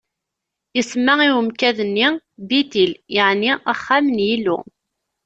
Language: Kabyle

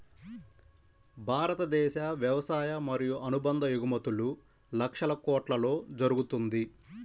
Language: Telugu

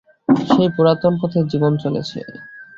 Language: Bangla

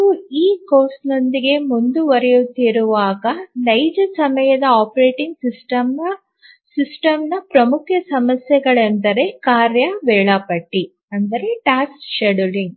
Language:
Kannada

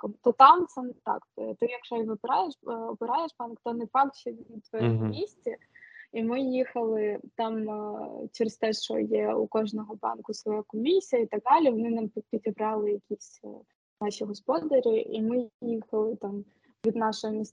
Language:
Ukrainian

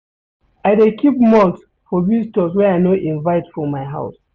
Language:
Nigerian Pidgin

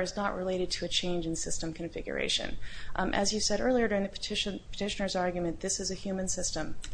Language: English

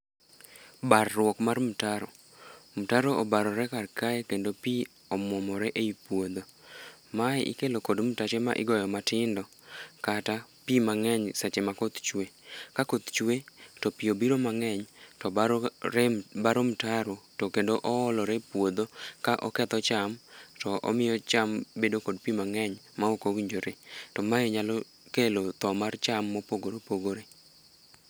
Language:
Luo (Kenya and Tanzania)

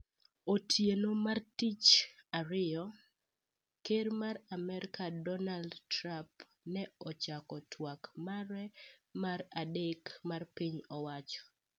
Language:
Luo (Kenya and Tanzania)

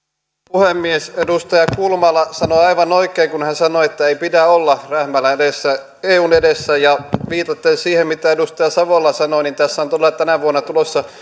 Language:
Finnish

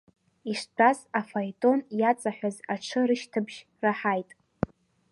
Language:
Abkhazian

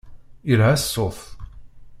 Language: Kabyle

